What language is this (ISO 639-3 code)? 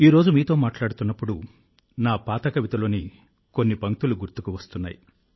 tel